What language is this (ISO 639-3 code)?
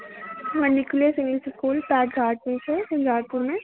mai